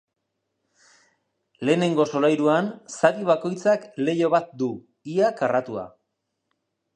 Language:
Basque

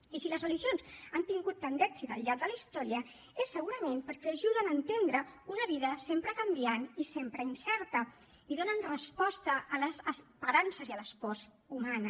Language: Catalan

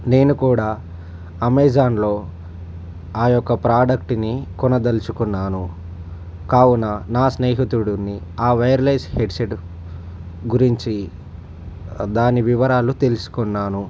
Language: Telugu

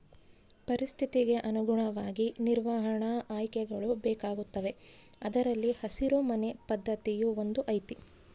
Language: Kannada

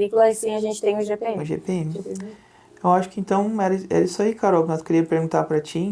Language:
Portuguese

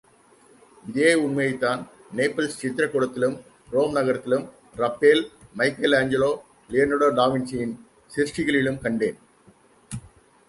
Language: Tamil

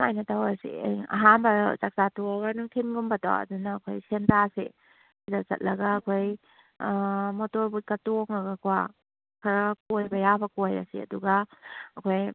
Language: Manipuri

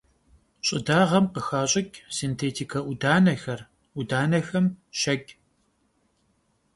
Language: Kabardian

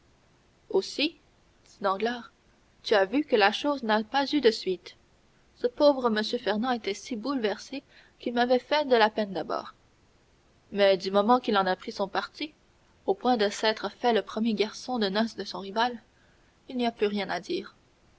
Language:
French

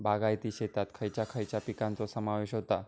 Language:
Marathi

